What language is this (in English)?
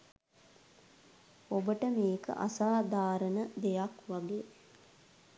Sinhala